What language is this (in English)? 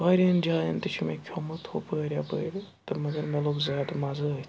Kashmiri